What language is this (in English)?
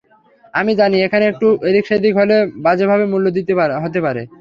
Bangla